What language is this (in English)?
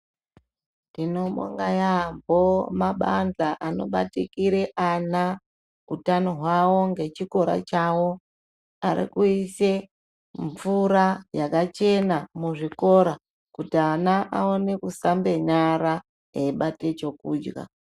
Ndau